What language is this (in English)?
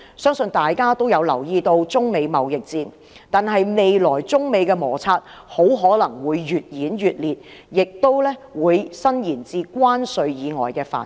Cantonese